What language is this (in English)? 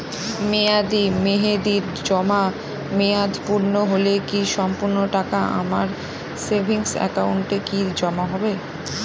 Bangla